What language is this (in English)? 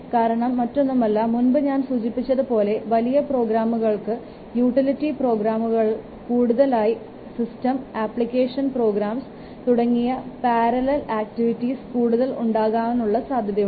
Malayalam